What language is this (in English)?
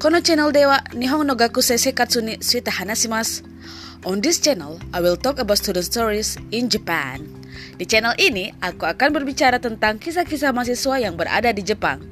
Indonesian